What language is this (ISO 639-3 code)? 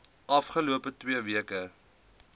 afr